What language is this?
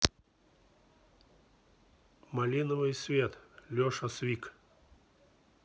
Russian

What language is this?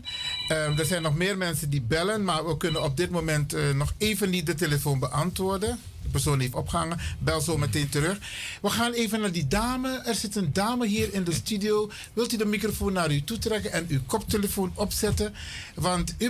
Dutch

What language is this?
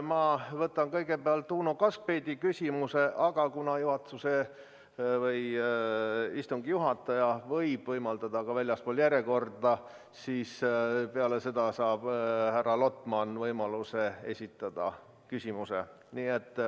Estonian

